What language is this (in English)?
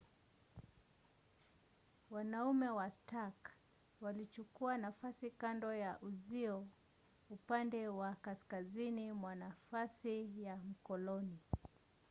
Swahili